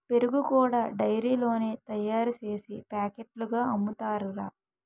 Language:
Telugu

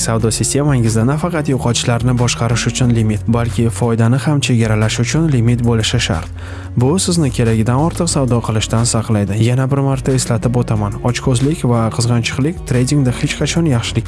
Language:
Uzbek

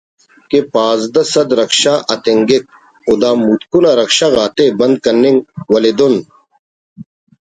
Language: Brahui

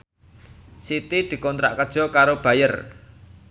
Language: Javanese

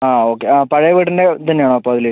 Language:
Malayalam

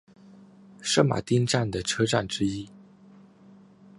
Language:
Chinese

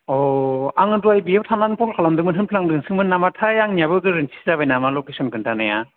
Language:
Bodo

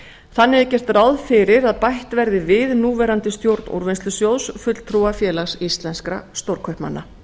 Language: Icelandic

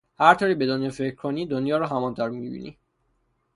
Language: Persian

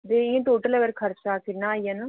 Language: Dogri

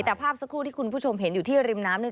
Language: Thai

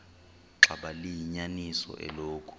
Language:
Xhosa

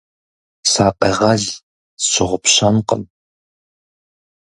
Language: Kabardian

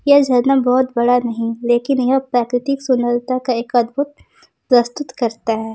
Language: Hindi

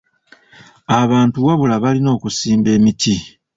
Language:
Ganda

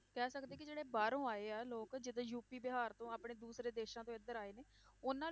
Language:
Punjabi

